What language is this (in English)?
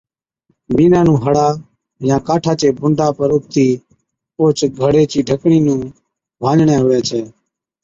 Od